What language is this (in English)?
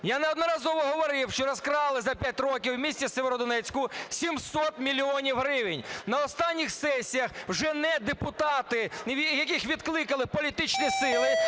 Ukrainian